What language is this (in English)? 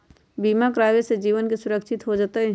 Magahi